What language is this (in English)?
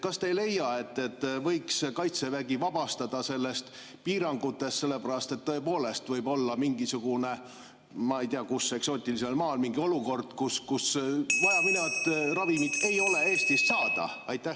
Estonian